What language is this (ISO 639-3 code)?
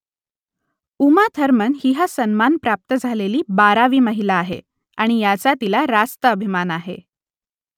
mar